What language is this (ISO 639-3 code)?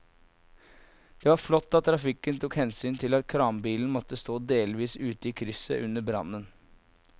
nor